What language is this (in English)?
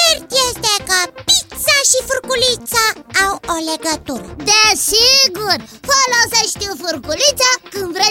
Romanian